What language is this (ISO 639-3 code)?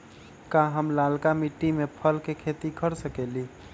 mag